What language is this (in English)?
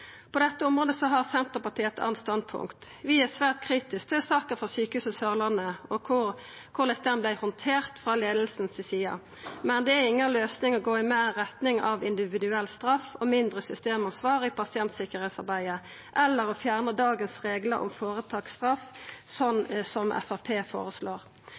Norwegian Nynorsk